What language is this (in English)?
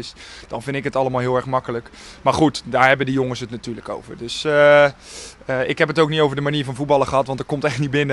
Dutch